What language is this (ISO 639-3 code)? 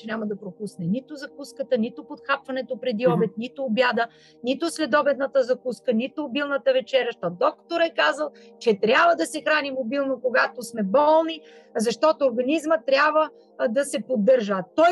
bul